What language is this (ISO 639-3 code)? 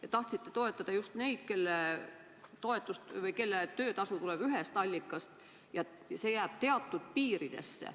est